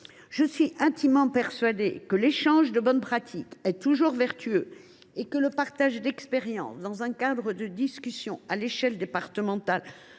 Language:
French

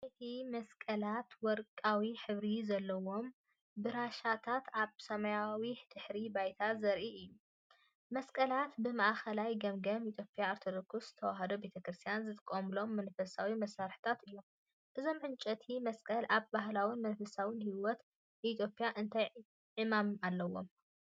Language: Tigrinya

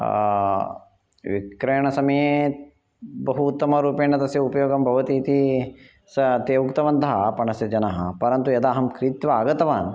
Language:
Sanskrit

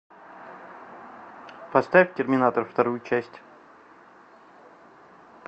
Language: Russian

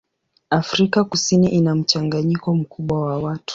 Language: Swahili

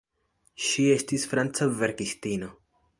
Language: Esperanto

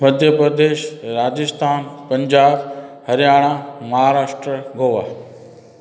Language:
Sindhi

